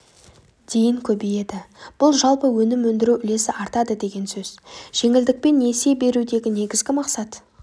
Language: Kazakh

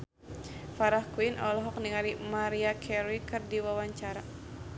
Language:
Sundanese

